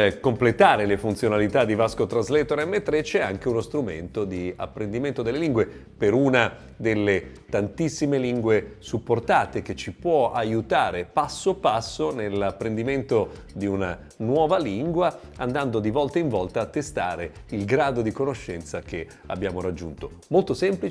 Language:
Italian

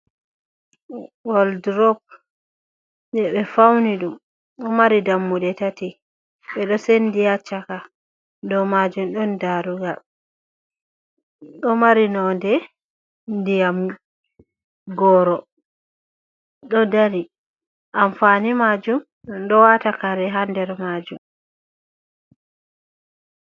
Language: Fula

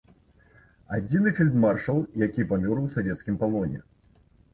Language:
Belarusian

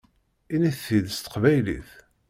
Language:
Kabyle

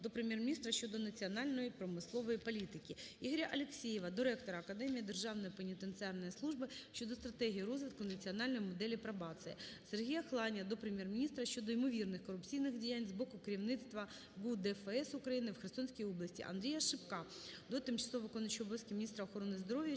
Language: Ukrainian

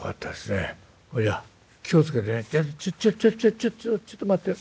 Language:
Japanese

